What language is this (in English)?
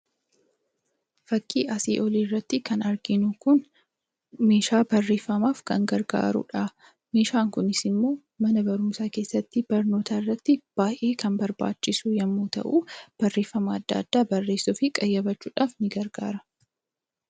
Oromo